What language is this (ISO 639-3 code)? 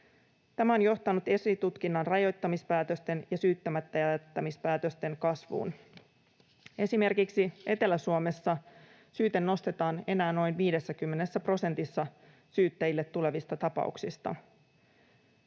fin